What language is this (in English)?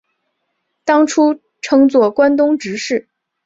Chinese